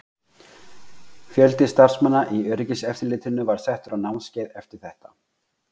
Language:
Icelandic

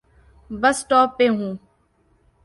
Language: Urdu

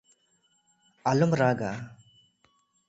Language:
Santali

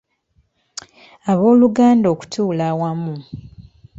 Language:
Ganda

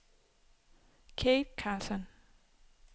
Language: Danish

